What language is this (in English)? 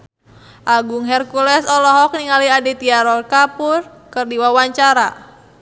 Sundanese